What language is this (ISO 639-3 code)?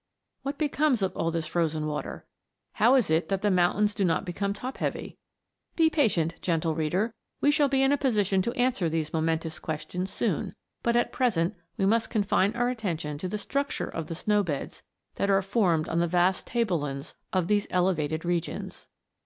eng